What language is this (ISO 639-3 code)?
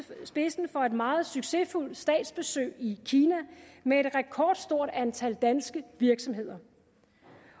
dan